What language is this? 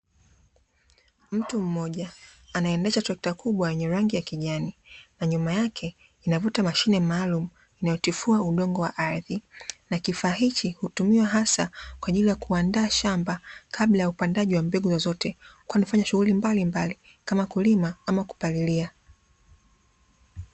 Swahili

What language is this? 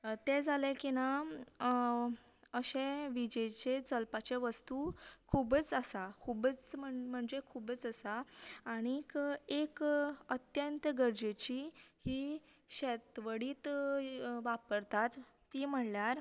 Konkani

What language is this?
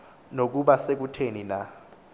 Xhosa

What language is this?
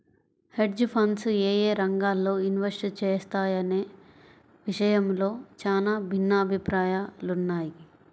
Telugu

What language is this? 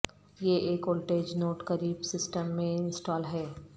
Urdu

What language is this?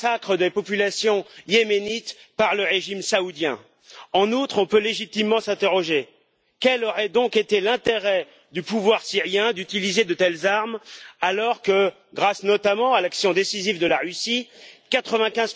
French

